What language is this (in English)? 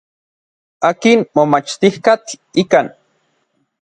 Orizaba Nahuatl